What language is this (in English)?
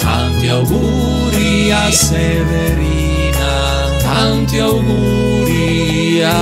Romanian